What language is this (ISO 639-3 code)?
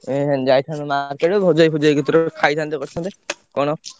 ori